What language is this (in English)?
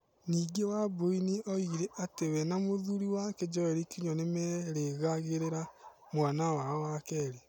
Kikuyu